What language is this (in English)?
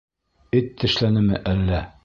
Bashkir